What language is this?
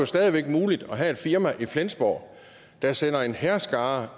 Danish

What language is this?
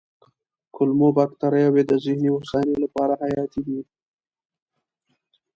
Pashto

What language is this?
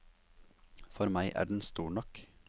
Norwegian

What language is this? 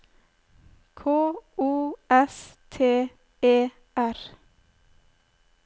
Norwegian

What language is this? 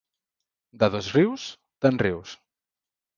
Catalan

